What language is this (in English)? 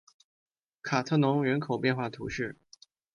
Chinese